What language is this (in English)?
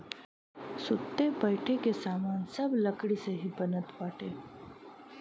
Bhojpuri